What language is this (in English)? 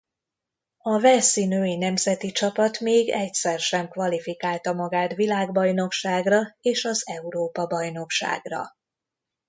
Hungarian